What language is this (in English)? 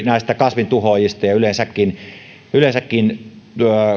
Finnish